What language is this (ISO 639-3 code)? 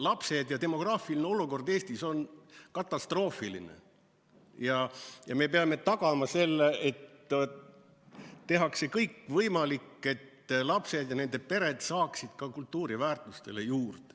est